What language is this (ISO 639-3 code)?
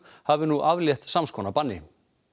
isl